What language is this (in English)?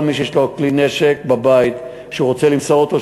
Hebrew